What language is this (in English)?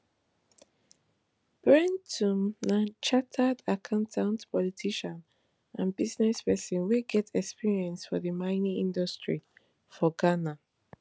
Nigerian Pidgin